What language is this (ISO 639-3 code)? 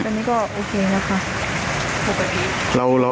tha